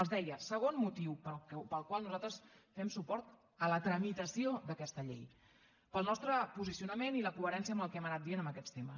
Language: Catalan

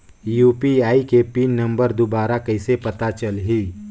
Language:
Chhattisgarhi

